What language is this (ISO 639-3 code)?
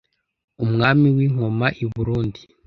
kin